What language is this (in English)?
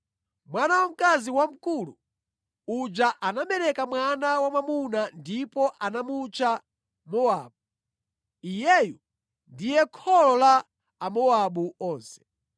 Nyanja